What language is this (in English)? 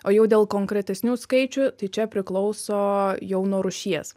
Lithuanian